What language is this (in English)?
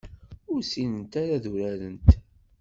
Kabyle